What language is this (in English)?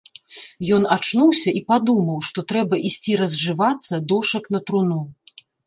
Belarusian